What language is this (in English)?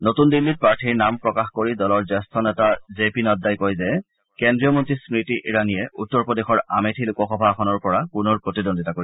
Assamese